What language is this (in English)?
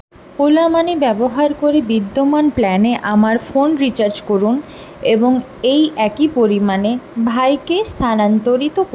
Bangla